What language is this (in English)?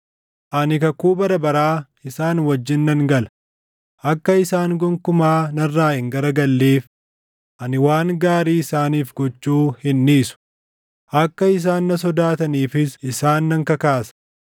Oromo